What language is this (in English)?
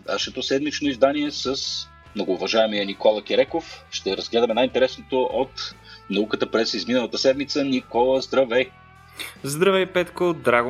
Bulgarian